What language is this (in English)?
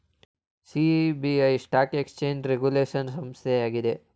Kannada